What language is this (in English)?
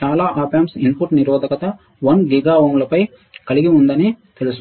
Telugu